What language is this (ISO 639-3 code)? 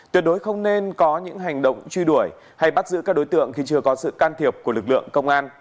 vie